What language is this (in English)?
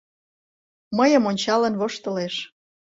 Mari